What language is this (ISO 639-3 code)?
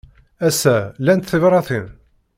kab